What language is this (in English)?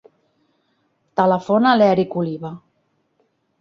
Catalan